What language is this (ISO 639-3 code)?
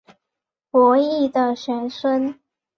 zho